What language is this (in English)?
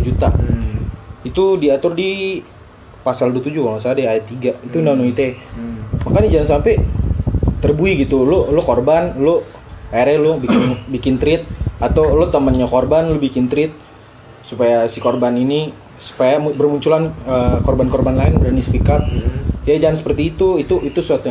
Indonesian